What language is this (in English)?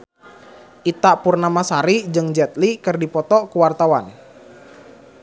Sundanese